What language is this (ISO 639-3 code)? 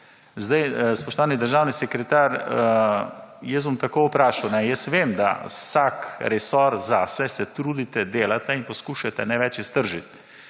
slv